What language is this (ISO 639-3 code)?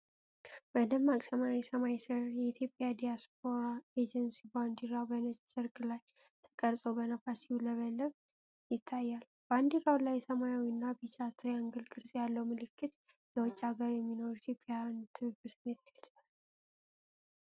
amh